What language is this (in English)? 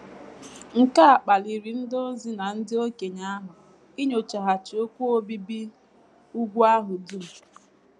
Igbo